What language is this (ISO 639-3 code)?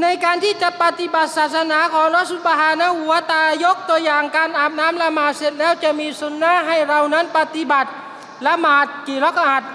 tha